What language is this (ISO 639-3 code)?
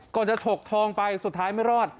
tha